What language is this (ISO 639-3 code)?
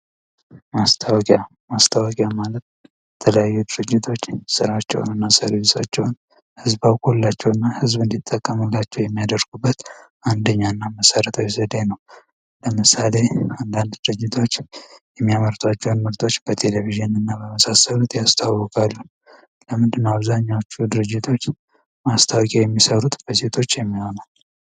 amh